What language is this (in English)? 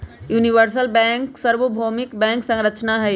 Magahi